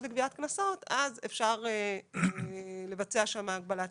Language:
Hebrew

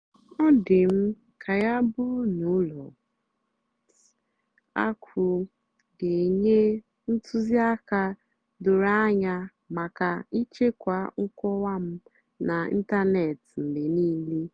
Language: Igbo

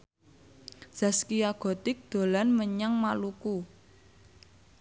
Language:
Javanese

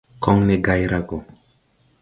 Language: Tupuri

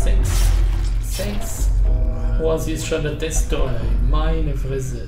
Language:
German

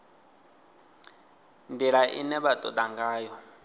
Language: Venda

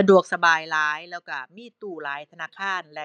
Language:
Thai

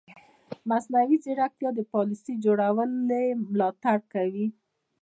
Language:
Pashto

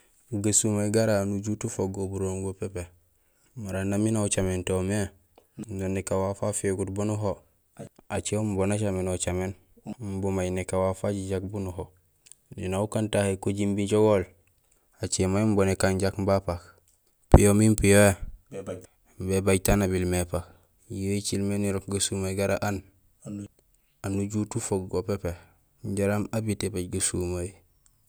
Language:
Gusilay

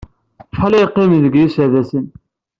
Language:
Kabyle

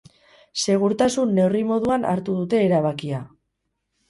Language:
Basque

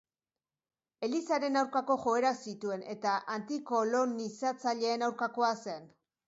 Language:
Basque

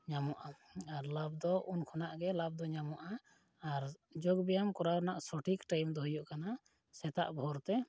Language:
Santali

